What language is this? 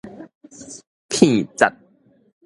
Min Nan Chinese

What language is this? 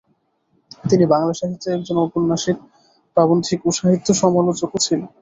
Bangla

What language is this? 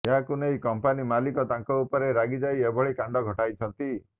Odia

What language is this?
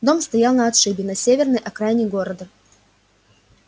Russian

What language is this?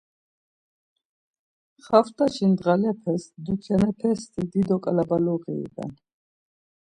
Laz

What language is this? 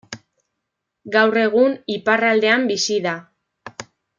Basque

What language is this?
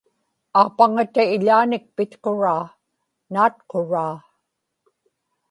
Inupiaq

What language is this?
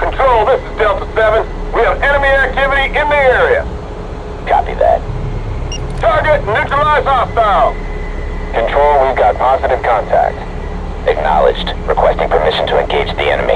English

